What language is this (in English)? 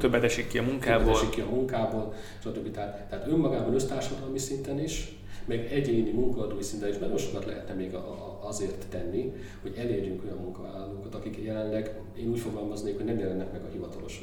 Hungarian